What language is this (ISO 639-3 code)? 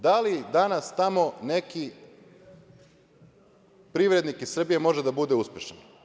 srp